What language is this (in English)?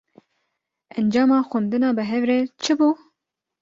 Kurdish